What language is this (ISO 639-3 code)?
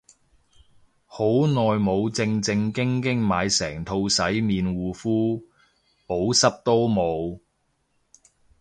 yue